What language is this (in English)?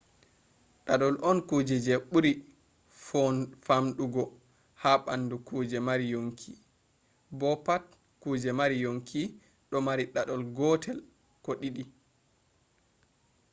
Fula